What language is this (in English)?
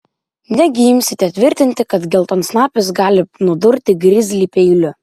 Lithuanian